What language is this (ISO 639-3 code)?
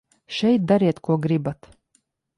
lav